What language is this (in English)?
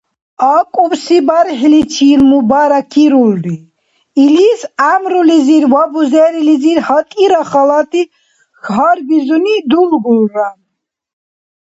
Dargwa